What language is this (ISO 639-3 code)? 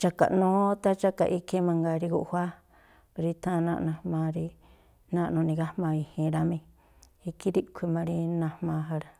tpl